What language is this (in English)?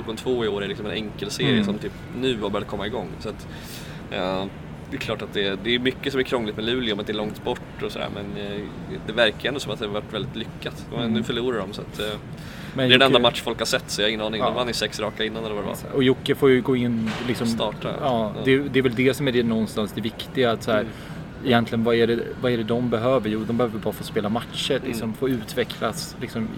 Swedish